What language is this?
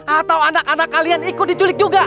Indonesian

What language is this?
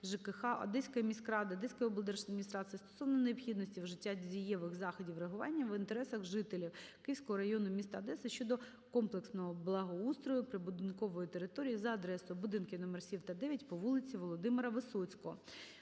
Ukrainian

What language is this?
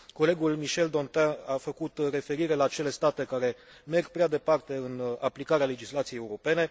Romanian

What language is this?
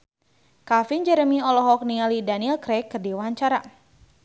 Sundanese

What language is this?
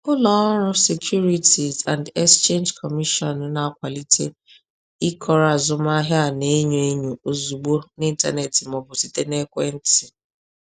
Igbo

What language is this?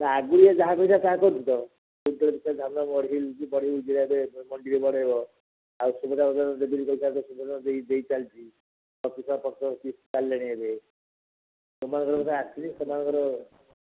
Odia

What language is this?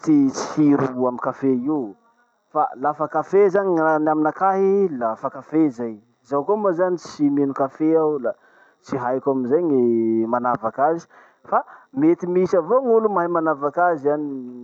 Masikoro Malagasy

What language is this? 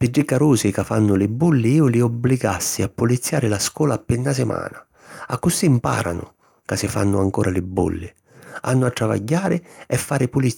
Sicilian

